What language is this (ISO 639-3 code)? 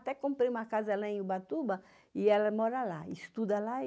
por